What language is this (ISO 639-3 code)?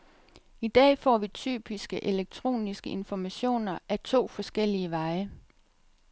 dan